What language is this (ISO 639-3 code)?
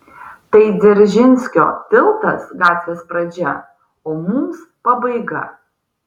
lit